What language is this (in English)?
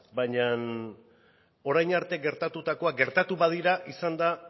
Basque